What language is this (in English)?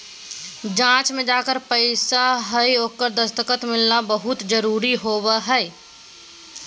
Magahi